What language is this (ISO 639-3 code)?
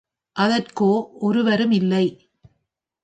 tam